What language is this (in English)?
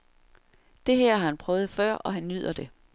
Danish